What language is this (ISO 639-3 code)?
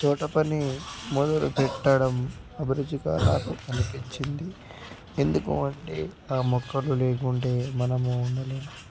tel